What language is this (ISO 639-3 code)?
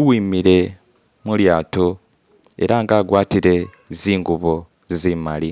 myx